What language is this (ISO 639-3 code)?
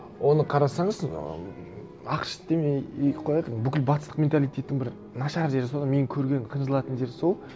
kaz